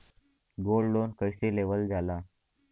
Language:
Bhojpuri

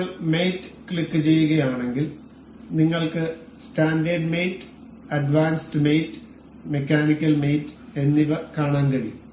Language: Malayalam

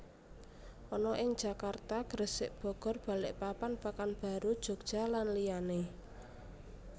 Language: Javanese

